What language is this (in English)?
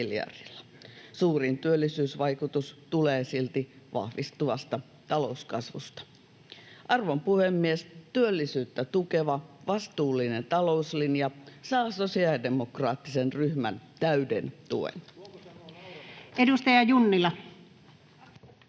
Finnish